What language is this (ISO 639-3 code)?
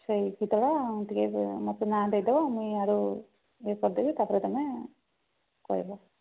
ori